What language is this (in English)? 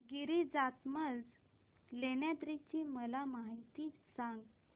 Marathi